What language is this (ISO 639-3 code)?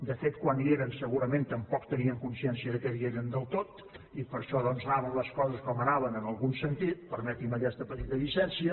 cat